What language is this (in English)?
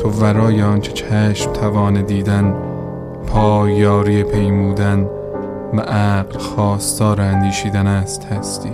Persian